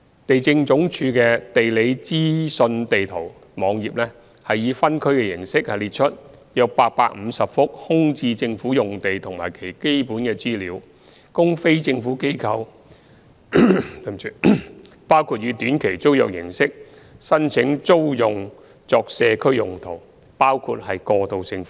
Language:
Cantonese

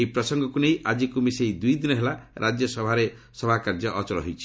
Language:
Odia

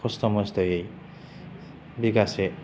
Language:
Bodo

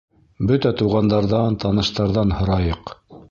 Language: Bashkir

